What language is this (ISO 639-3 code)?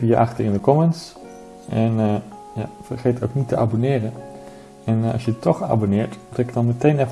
nld